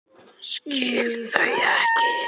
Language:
Icelandic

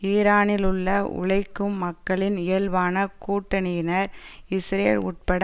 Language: Tamil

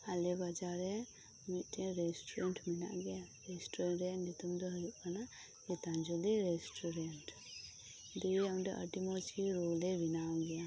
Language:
Santali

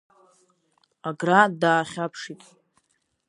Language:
Abkhazian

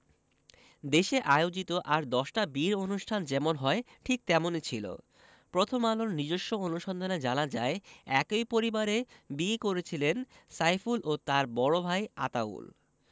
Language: Bangla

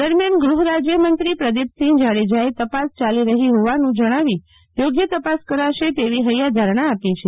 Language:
Gujarati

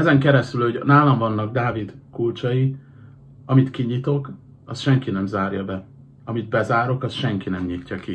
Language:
Hungarian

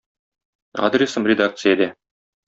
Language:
Tatar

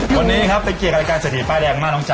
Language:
Thai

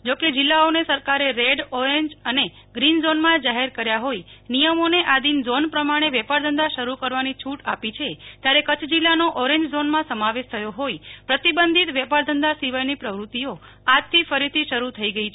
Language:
Gujarati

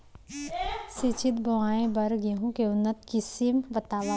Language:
Chhattisgarhi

